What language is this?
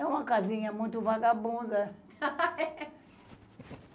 Portuguese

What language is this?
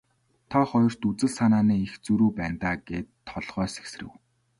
Mongolian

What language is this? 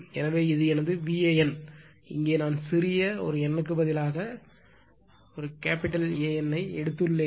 Tamil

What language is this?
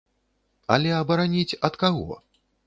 Belarusian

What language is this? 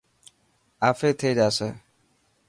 Dhatki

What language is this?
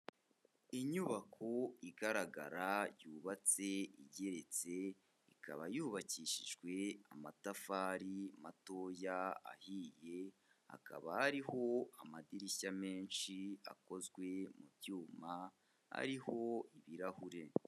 Kinyarwanda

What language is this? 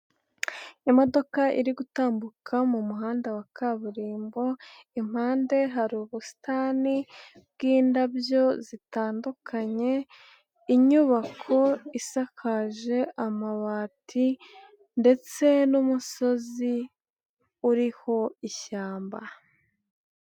Kinyarwanda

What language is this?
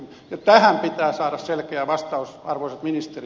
Finnish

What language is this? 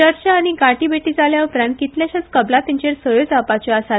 Konkani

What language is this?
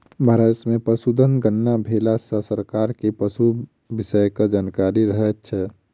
Maithili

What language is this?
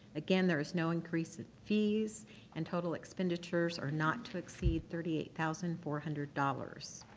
English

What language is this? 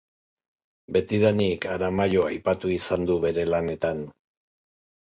Basque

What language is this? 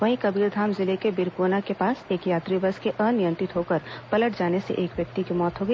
Hindi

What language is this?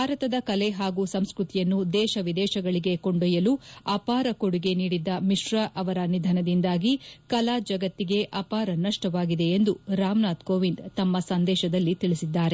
Kannada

